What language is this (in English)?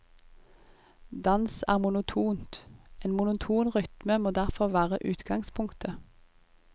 Norwegian